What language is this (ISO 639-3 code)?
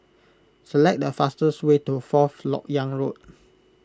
eng